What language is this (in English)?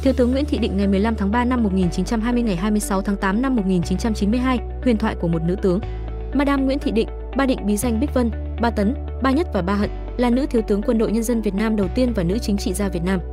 Vietnamese